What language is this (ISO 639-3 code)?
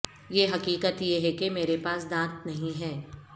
urd